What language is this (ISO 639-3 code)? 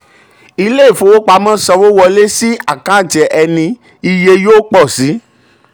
yor